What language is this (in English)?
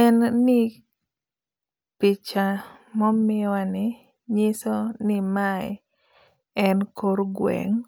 Luo (Kenya and Tanzania)